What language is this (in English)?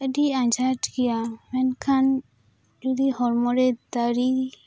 Santali